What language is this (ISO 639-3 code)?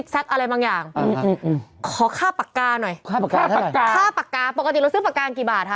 tha